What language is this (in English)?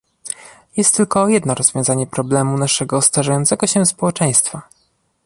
Polish